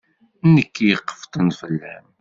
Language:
Kabyle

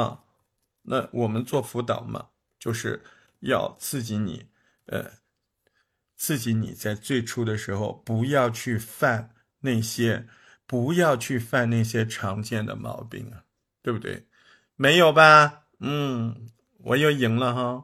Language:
Chinese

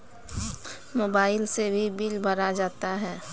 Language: Maithili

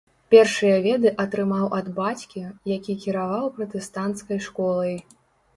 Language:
Belarusian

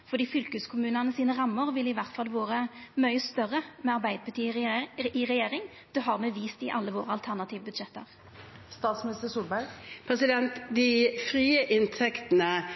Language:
Norwegian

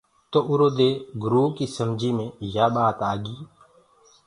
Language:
Gurgula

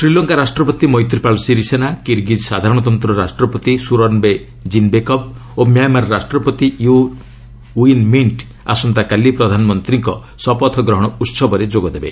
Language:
Odia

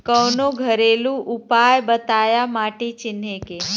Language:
Bhojpuri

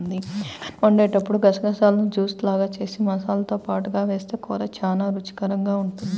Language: Telugu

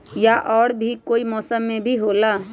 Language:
Magahi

